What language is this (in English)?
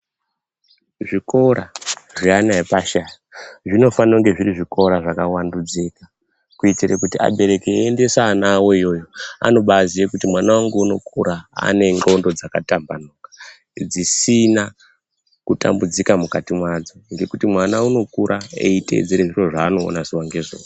Ndau